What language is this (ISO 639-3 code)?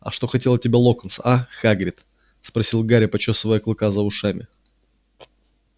rus